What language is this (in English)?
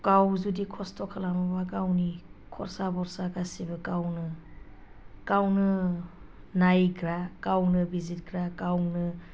Bodo